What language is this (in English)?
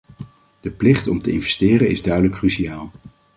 Dutch